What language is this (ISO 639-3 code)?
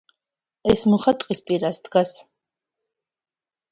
kat